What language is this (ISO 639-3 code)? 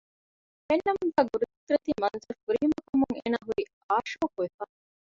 div